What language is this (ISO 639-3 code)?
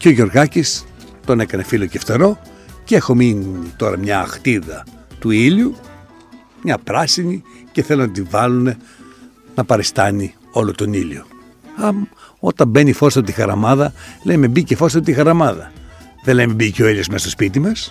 ell